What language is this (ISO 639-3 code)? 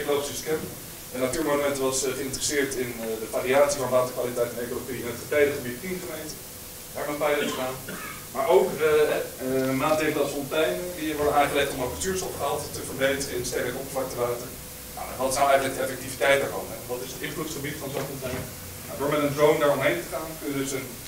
nld